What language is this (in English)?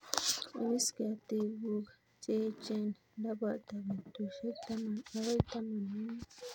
Kalenjin